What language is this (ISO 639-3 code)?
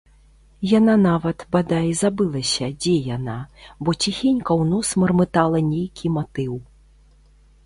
bel